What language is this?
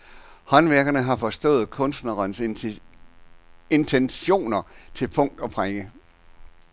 Danish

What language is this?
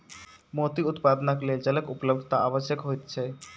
Maithili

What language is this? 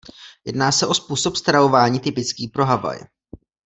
Czech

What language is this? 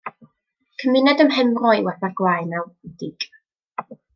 Welsh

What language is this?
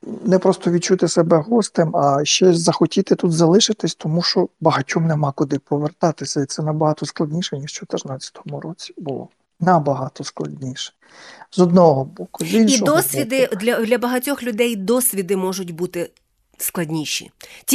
Ukrainian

